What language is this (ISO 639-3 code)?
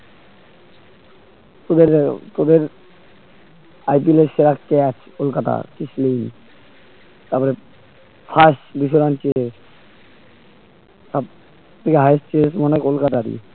ben